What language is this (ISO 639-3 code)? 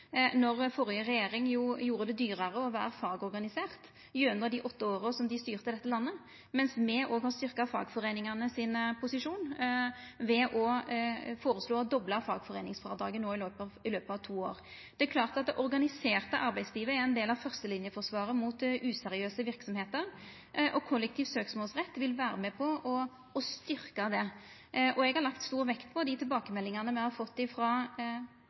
nno